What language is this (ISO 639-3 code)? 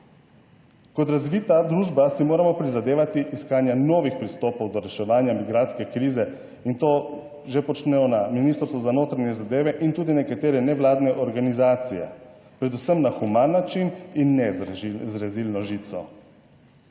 slv